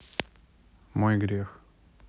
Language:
Russian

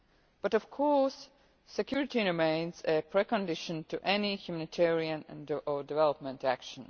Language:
English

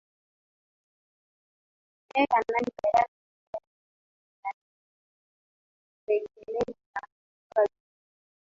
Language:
Swahili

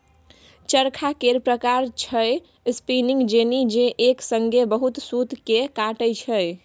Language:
Maithili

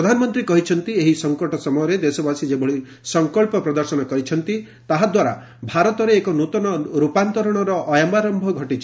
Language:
Odia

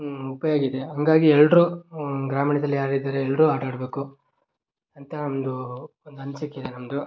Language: Kannada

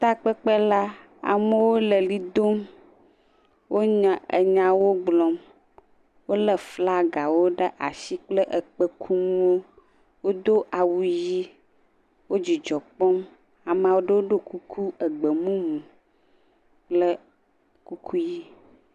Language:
Ewe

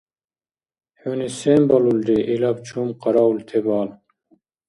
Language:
Dargwa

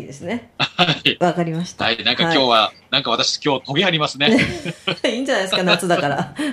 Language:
Japanese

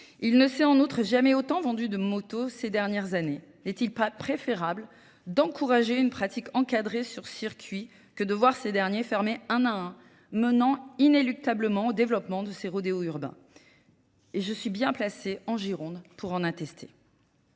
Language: French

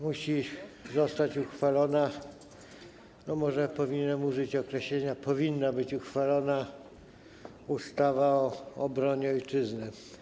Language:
Polish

